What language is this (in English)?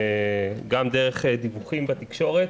Hebrew